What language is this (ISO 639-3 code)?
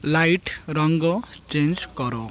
ori